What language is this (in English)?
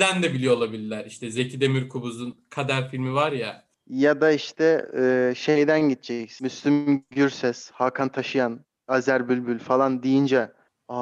Turkish